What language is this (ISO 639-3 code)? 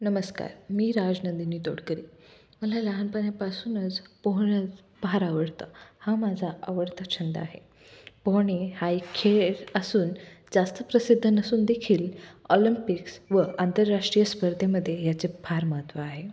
mar